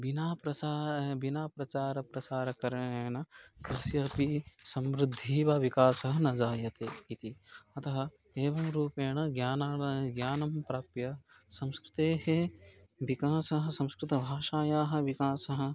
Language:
Sanskrit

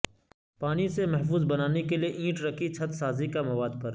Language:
Urdu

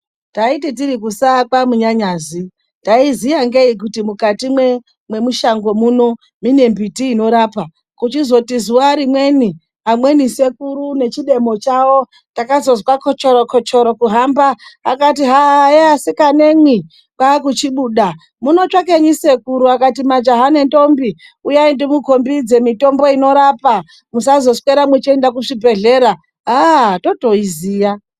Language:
Ndau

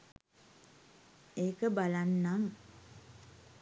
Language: Sinhala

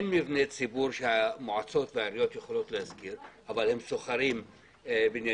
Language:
Hebrew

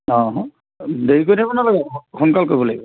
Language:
Assamese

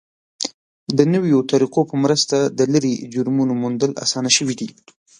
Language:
Pashto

